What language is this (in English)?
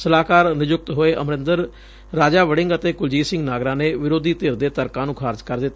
Punjabi